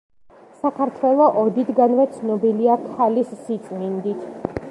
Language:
Georgian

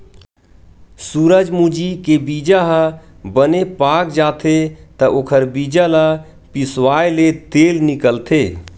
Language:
Chhattisgarhi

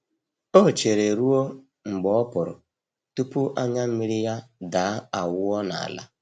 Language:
Igbo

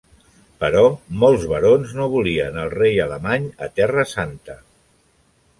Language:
Catalan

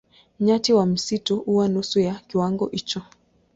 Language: Swahili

